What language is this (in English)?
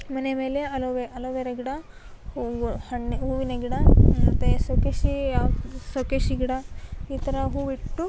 Kannada